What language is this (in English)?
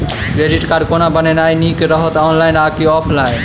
Maithili